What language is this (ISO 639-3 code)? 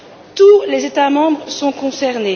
fra